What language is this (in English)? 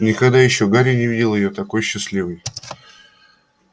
Russian